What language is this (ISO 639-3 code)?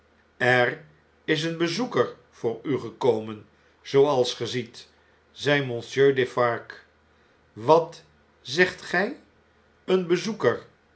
nld